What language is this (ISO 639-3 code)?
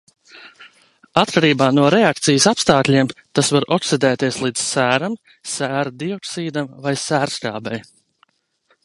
lav